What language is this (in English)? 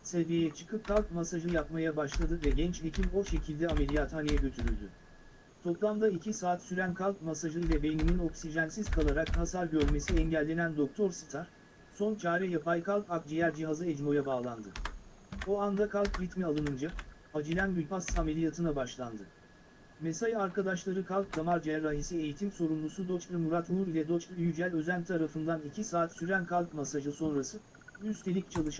Turkish